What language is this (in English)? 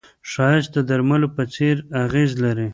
Pashto